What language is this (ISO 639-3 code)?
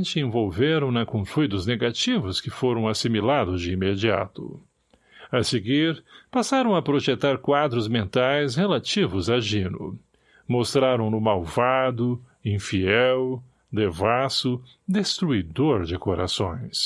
por